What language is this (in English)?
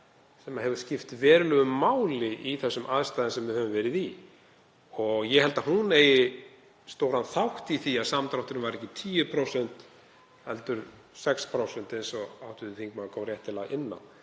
Icelandic